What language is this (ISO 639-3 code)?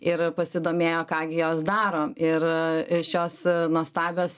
lit